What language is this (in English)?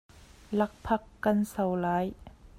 Hakha Chin